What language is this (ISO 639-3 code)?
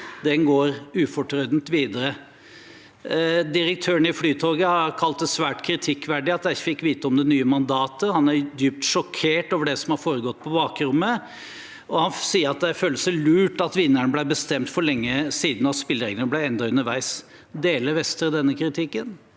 nor